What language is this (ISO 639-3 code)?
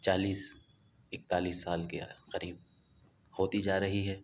urd